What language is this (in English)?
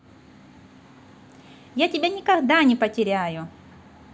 Russian